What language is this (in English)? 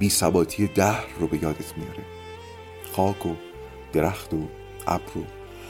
Persian